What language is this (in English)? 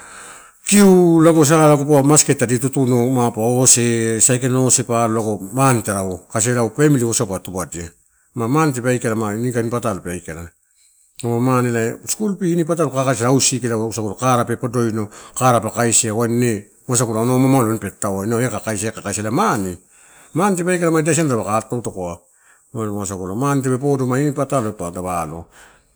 Torau